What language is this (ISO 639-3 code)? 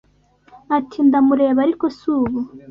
kin